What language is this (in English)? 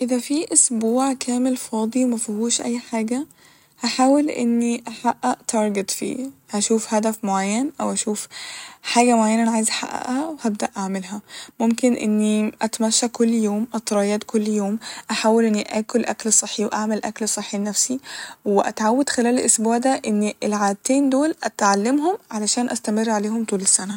Egyptian Arabic